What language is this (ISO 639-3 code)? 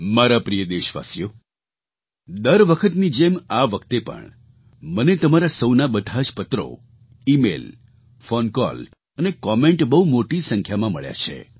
guj